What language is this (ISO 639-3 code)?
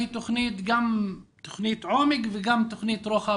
heb